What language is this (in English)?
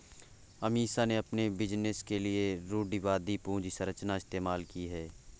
Hindi